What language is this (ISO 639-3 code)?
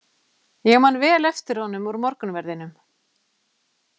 isl